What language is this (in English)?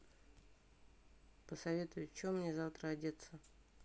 Russian